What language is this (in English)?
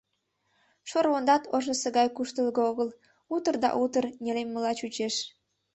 Mari